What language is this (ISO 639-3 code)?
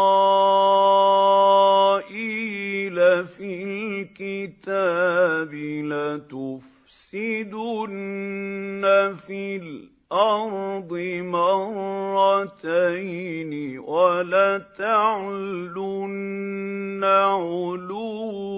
ara